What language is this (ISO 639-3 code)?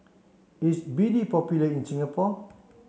eng